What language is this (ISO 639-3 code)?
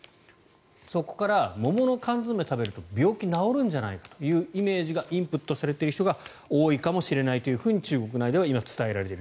jpn